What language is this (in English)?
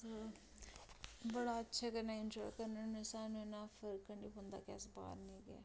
Dogri